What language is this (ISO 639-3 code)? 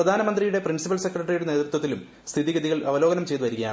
mal